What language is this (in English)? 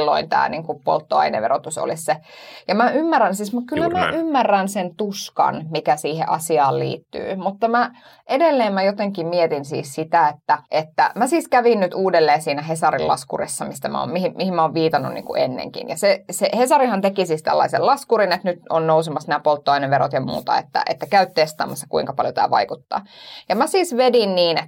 Finnish